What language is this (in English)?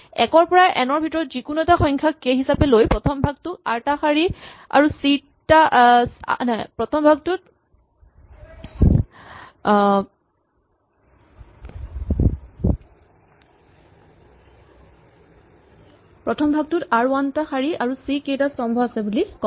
Assamese